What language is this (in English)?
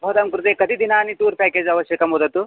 Sanskrit